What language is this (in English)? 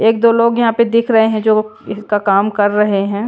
Hindi